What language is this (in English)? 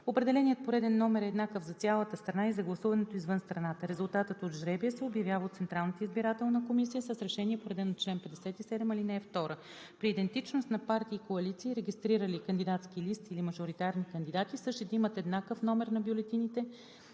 Bulgarian